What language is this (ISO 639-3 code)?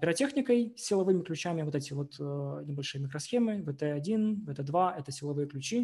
rus